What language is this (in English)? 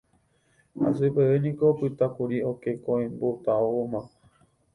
Guarani